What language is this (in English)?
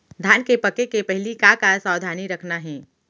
Chhattisgarhi